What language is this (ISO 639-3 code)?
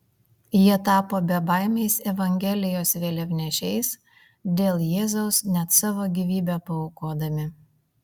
lit